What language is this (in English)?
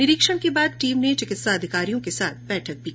Hindi